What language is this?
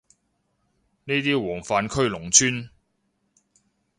Cantonese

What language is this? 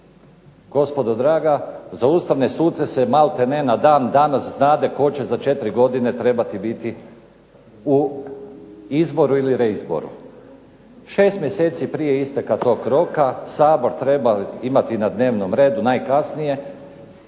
Croatian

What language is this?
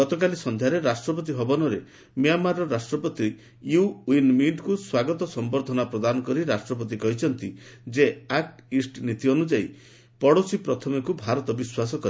Odia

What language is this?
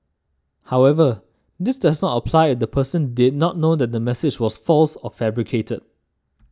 English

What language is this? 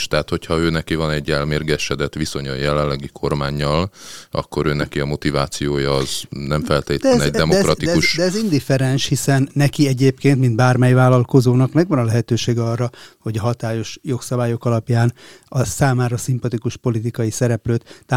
Hungarian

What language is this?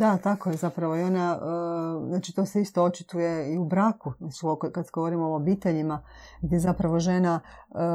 Croatian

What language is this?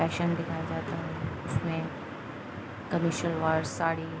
Urdu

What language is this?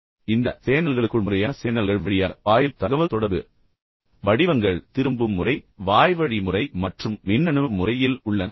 Tamil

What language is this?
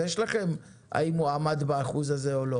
Hebrew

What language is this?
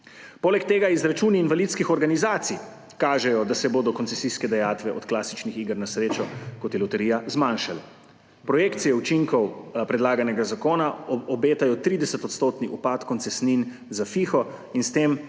Slovenian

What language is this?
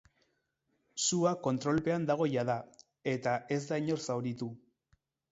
Basque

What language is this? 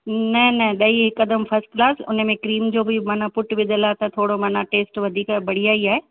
Sindhi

